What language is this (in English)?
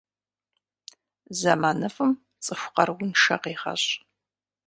Kabardian